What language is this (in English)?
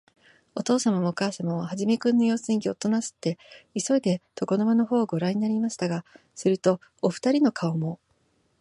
Japanese